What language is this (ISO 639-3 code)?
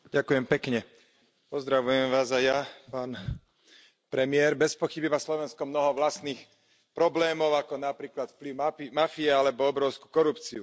slk